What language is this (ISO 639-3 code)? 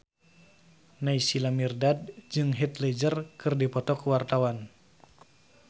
sun